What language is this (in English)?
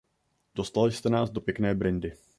Czech